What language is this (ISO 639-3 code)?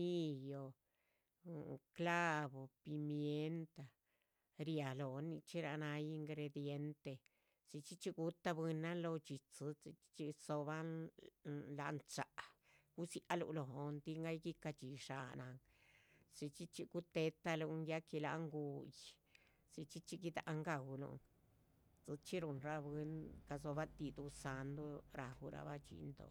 zpv